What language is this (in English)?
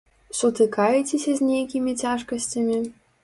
Belarusian